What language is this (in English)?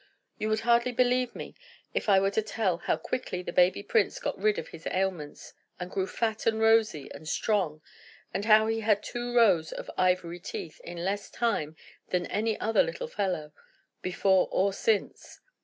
English